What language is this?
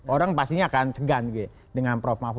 Indonesian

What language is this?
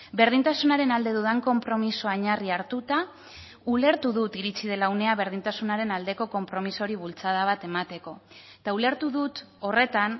Basque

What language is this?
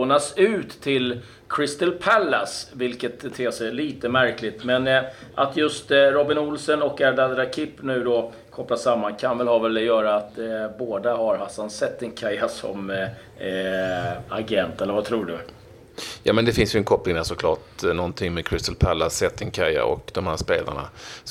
Swedish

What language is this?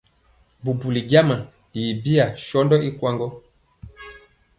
Mpiemo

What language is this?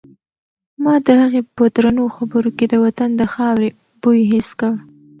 Pashto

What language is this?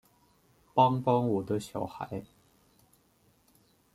Chinese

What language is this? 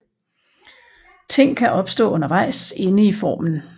Danish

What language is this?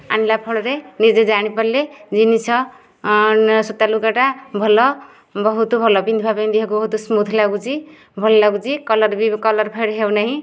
Odia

